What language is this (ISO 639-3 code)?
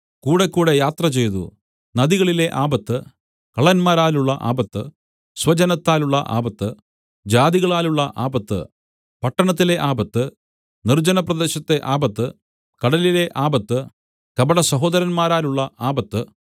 mal